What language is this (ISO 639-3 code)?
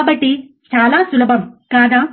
tel